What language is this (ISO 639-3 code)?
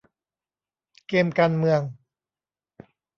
tha